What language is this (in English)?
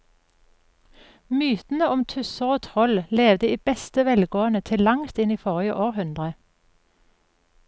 Norwegian